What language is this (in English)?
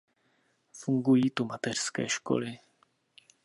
Czech